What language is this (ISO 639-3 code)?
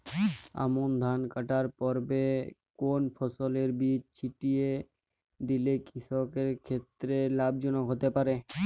ben